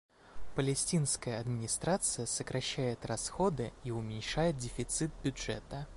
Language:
Russian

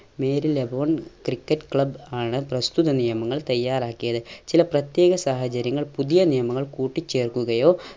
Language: Malayalam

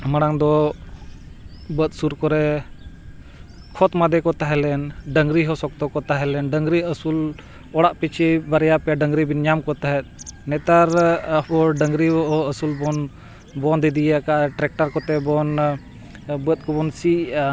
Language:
Santali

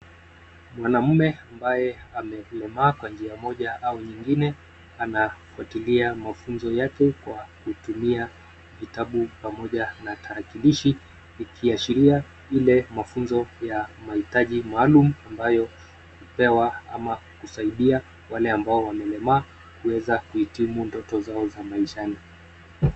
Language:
Swahili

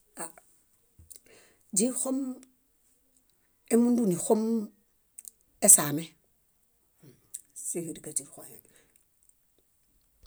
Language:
Bayot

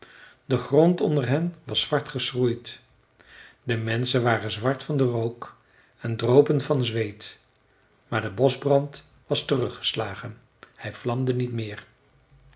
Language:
Dutch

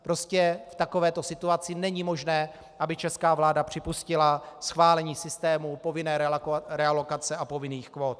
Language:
Czech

